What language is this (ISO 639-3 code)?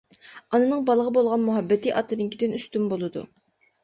uig